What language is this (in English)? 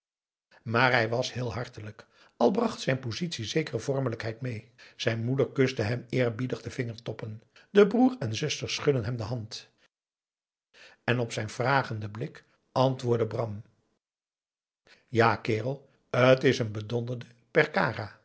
Dutch